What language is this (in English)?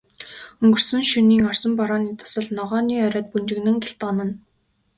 Mongolian